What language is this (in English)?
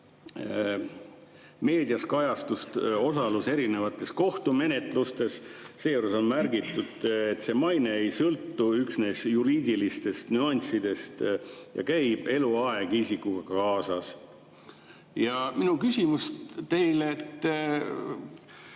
Estonian